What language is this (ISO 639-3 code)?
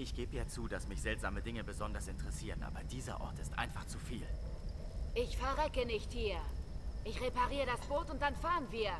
deu